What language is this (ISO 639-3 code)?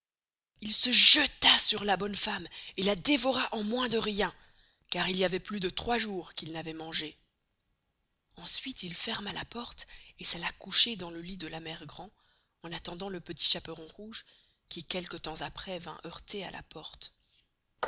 fra